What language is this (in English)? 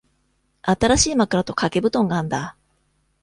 Japanese